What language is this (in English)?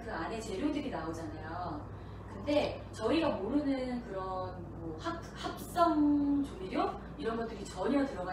Korean